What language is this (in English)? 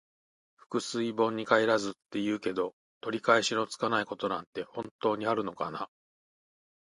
Japanese